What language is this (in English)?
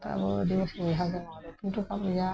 Santali